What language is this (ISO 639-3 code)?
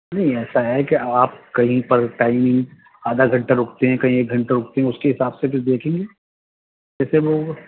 urd